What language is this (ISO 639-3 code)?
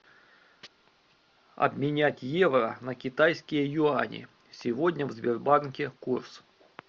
rus